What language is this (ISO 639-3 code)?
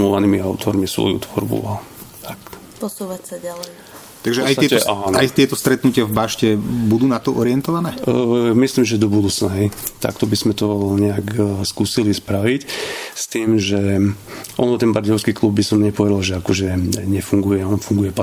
slk